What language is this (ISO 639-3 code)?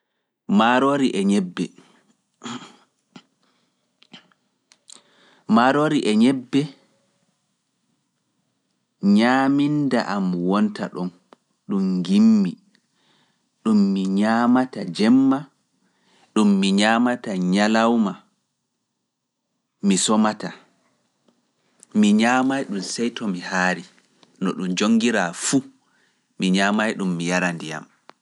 ful